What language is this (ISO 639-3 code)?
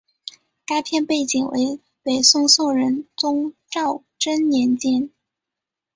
zho